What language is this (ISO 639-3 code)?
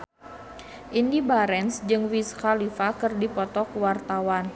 sun